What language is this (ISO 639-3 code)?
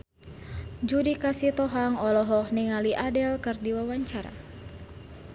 sun